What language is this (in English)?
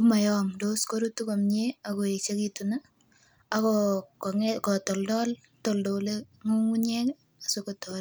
Kalenjin